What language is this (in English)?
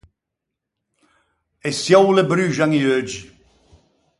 Ligurian